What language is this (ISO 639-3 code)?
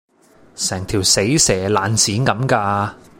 yue